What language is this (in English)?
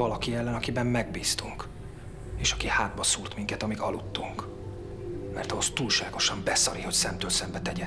Hungarian